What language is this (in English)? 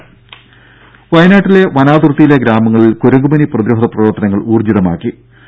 Malayalam